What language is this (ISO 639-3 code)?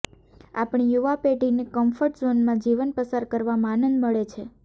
guj